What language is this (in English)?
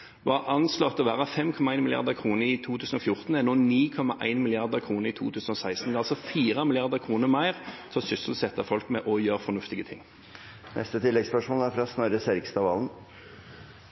Norwegian